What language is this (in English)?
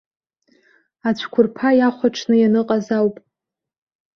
Abkhazian